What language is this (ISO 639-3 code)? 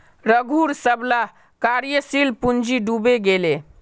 mag